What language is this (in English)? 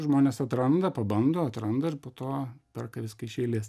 Lithuanian